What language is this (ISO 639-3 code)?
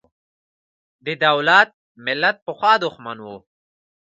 pus